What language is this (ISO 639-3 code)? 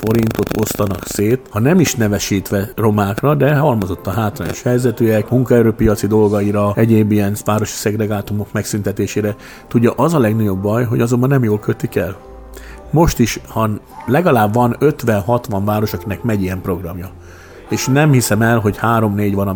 hun